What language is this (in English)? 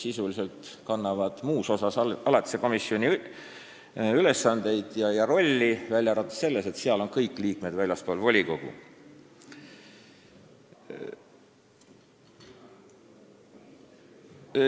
Estonian